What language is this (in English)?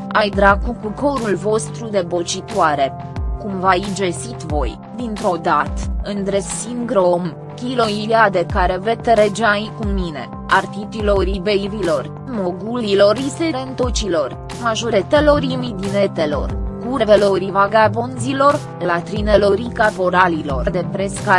Romanian